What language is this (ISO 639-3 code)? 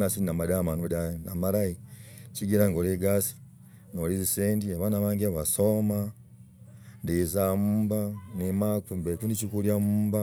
rag